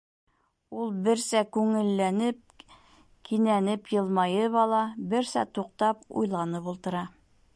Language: Bashkir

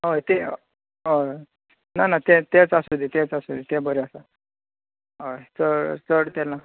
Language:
Konkani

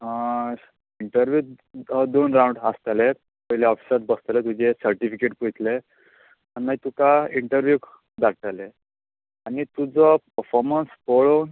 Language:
Konkani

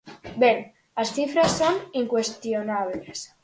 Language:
Galician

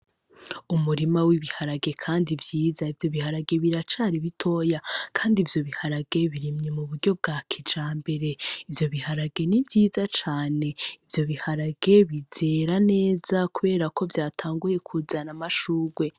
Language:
Rundi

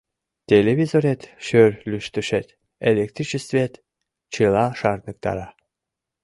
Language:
Mari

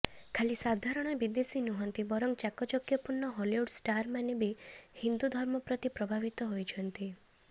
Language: Odia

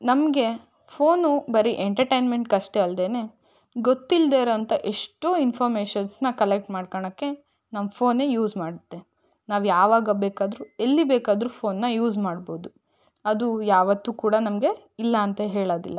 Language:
Kannada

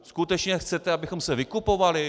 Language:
Czech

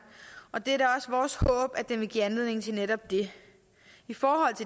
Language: Danish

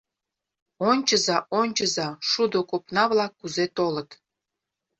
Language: Mari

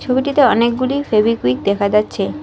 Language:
Bangla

